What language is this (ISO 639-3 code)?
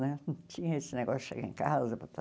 por